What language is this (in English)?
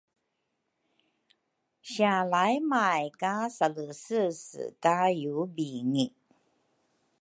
Rukai